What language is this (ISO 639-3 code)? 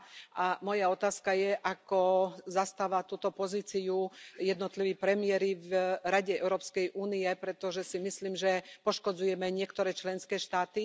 slk